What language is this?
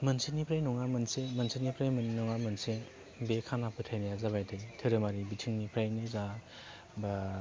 Bodo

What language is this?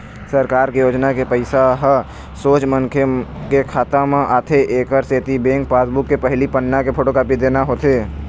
Chhattisgarhi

